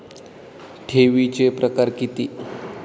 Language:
Marathi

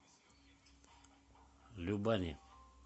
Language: Russian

